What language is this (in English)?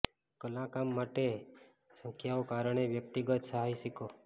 Gujarati